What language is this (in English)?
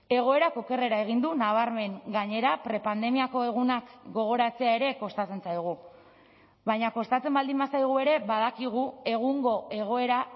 Basque